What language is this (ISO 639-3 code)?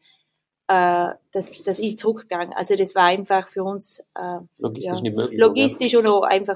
deu